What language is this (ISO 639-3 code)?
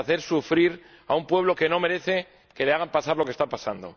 spa